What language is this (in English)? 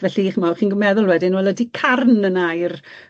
Welsh